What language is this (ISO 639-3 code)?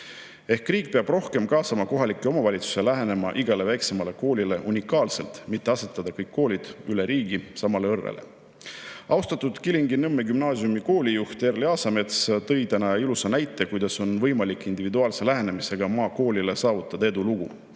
est